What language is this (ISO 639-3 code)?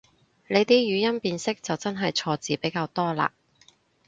yue